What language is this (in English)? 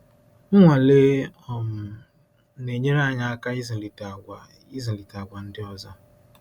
Igbo